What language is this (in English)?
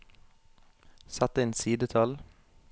Norwegian